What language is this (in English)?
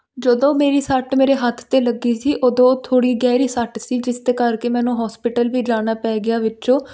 Punjabi